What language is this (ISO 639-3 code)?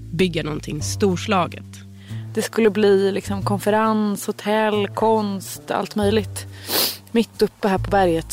swe